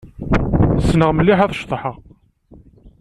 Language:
Kabyle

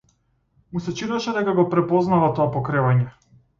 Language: Macedonian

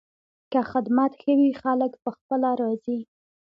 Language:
Pashto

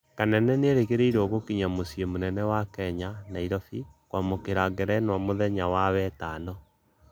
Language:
Kikuyu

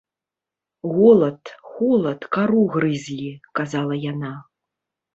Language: Belarusian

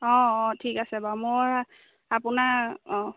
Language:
Assamese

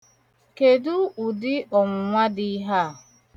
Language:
Igbo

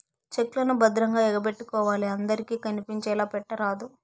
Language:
Telugu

